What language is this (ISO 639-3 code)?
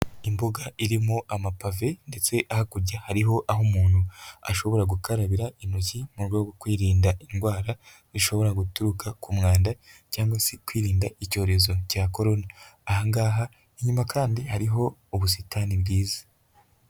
kin